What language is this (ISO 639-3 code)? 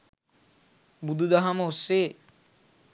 sin